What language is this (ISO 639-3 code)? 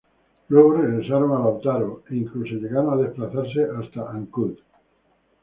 spa